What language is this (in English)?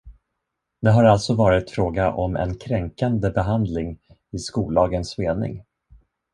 Swedish